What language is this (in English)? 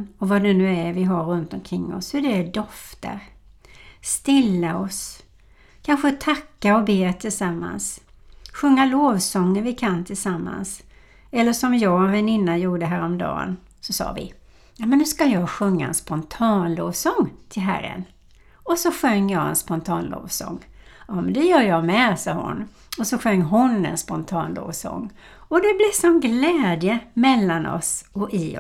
Swedish